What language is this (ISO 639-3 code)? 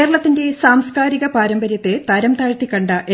mal